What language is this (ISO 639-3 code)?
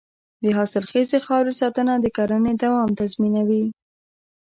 pus